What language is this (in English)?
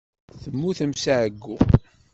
Kabyle